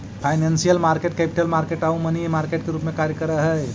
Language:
Magahi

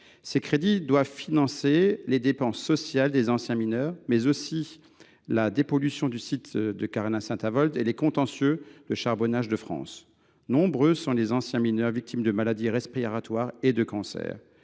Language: French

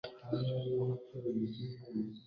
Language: Kinyarwanda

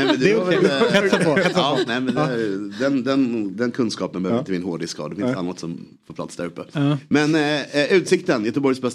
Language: Swedish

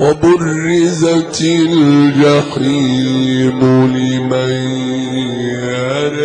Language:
Arabic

